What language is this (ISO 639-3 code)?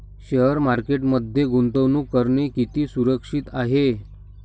mar